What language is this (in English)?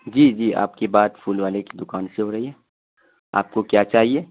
Urdu